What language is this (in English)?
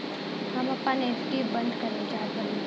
Bhojpuri